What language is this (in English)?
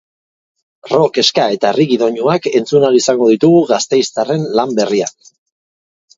Basque